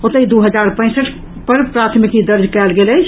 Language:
Maithili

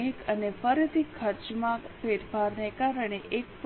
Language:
Gujarati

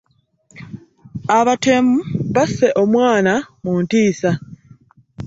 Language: Ganda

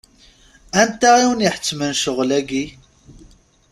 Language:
Kabyle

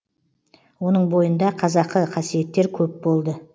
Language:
Kazakh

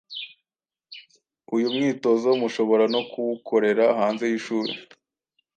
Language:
Kinyarwanda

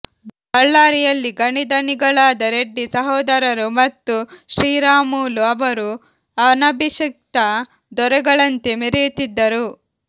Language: Kannada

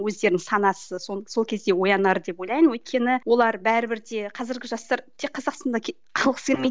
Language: Kazakh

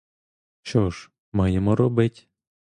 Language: Ukrainian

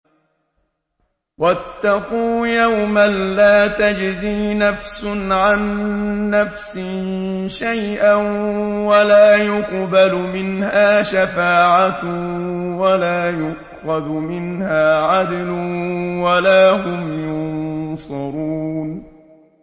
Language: Arabic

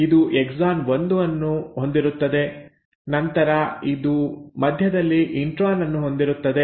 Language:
Kannada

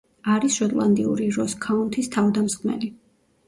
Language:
Georgian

